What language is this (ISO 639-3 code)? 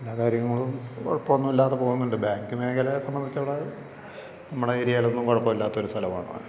mal